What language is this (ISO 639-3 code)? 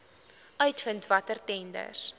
afr